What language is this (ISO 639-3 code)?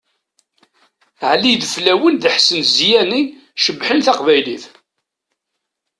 kab